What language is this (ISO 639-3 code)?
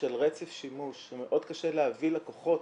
heb